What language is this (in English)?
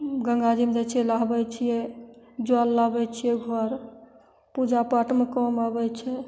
Maithili